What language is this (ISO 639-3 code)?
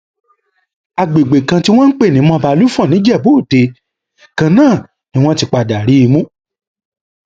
yor